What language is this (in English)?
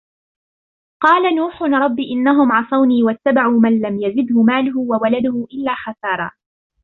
Arabic